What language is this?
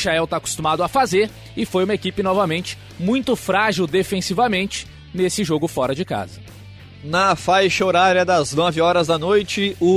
Portuguese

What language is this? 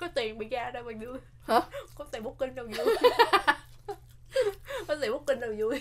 Vietnamese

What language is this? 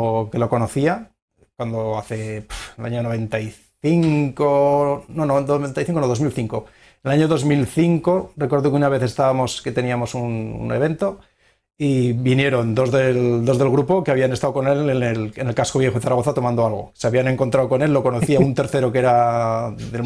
Spanish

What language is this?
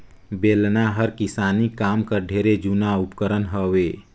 Chhattisgarhi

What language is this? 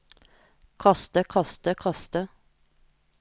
Norwegian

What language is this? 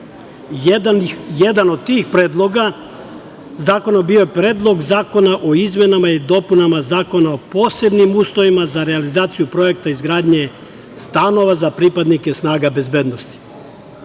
Serbian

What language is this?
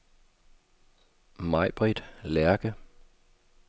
Danish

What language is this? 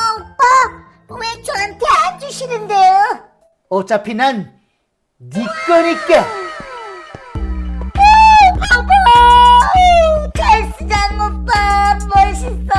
Korean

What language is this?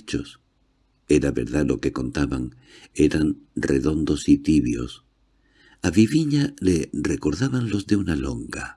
Spanish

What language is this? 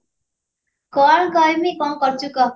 Odia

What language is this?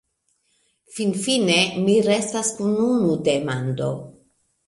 Esperanto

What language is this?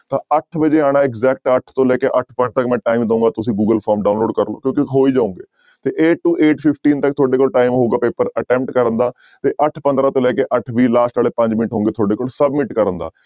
Punjabi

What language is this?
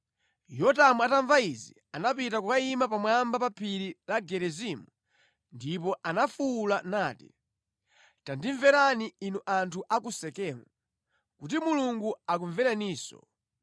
Nyanja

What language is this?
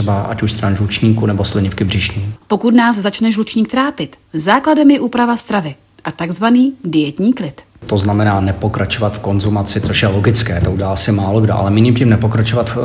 Czech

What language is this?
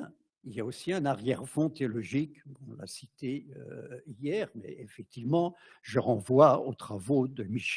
French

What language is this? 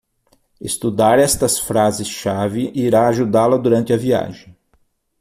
Portuguese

